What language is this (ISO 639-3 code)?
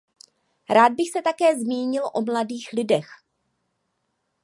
ces